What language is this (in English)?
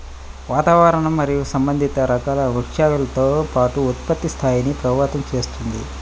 Telugu